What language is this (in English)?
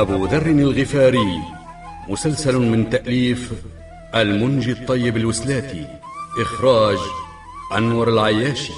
Arabic